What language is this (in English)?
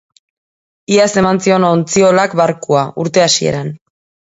Basque